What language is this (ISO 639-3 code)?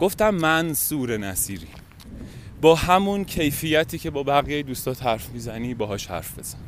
fas